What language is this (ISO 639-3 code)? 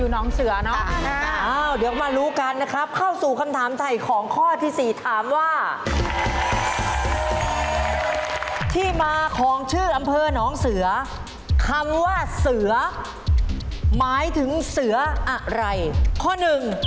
tha